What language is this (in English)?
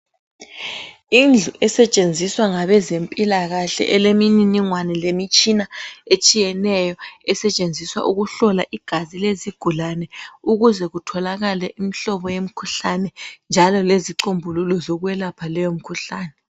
North Ndebele